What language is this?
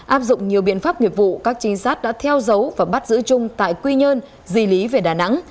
Vietnamese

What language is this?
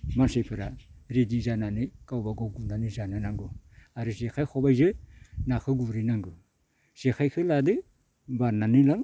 Bodo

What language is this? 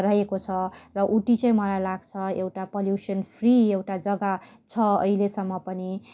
Nepali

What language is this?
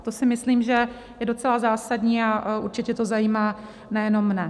Czech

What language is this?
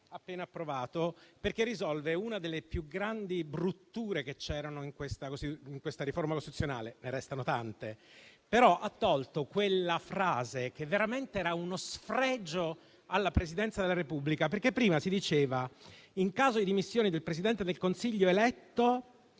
Italian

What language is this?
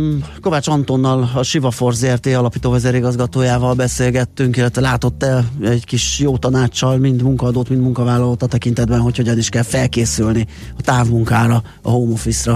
Hungarian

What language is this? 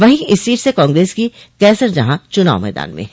Hindi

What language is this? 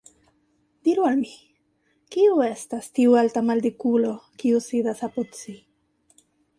Esperanto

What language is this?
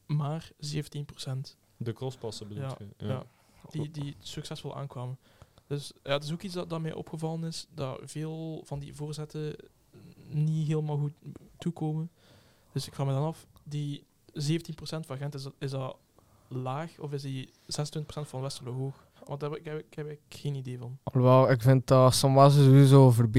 Dutch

